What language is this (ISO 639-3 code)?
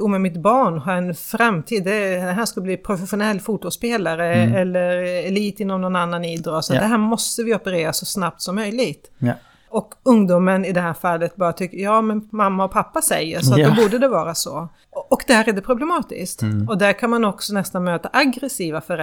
swe